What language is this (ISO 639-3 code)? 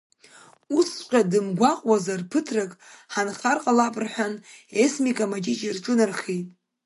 abk